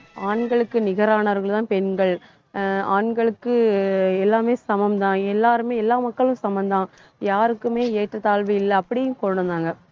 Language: Tamil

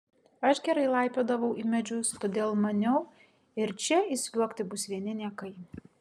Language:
Lithuanian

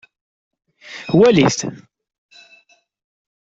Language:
Kabyle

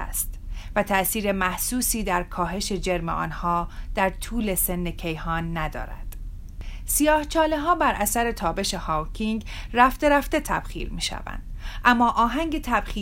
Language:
Persian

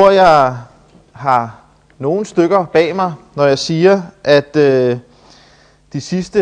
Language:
Danish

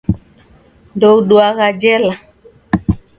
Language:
Taita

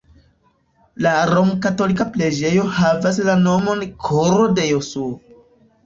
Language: Esperanto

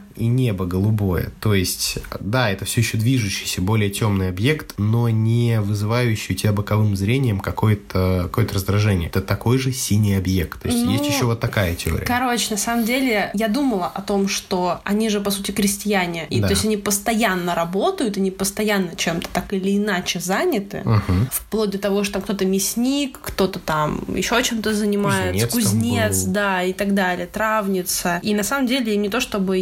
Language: Russian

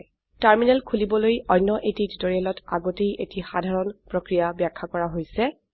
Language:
Assamese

